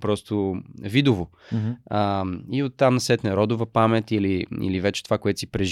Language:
Bulgarian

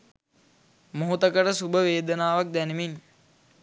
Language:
Sinhala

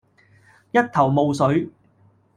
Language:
Cantonese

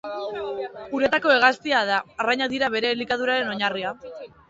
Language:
Basque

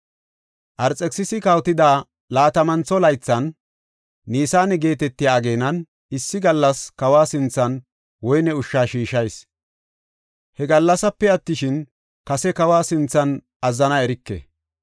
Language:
Gofa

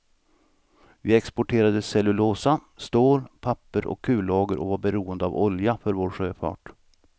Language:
Swedish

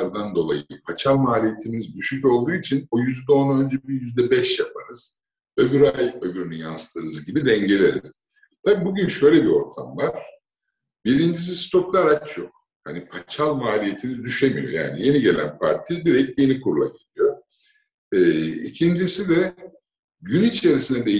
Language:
Turkish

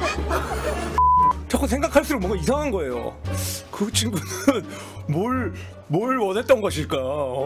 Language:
Korean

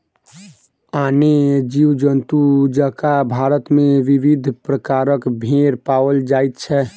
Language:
Maithili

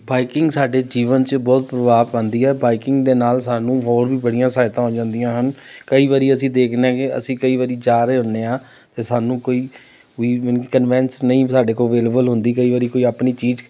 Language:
Punjabi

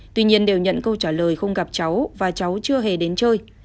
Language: Vietnamese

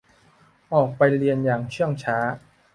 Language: Thai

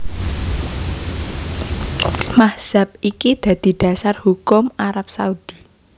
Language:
Javanese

